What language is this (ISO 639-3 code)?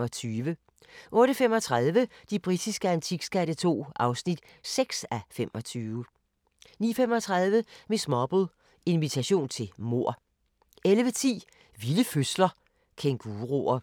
dan